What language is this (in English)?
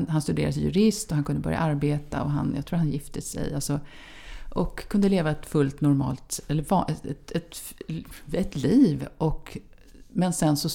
Swedish